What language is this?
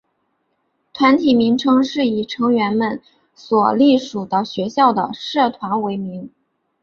Chinese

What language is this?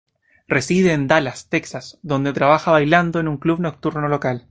Spanish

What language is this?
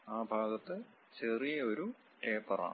Malayalam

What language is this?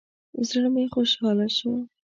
Pashto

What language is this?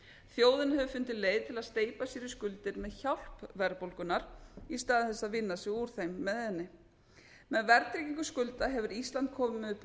Icelandic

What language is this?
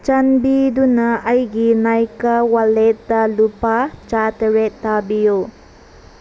Manipuri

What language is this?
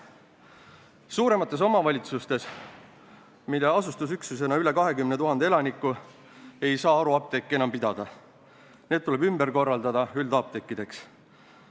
Estonian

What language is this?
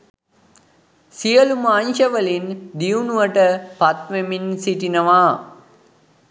Sinhala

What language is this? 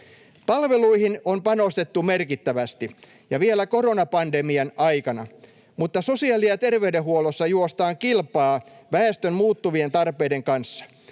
Finnish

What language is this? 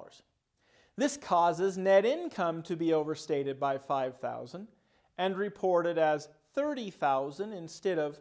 English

